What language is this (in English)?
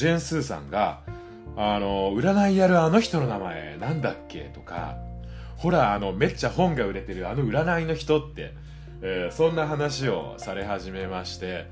Japanese